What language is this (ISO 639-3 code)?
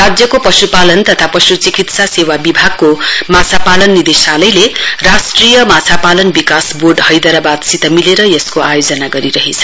nep